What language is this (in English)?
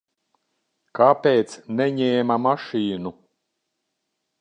Latvian